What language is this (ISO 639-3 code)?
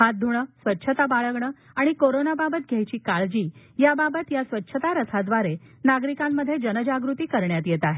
mar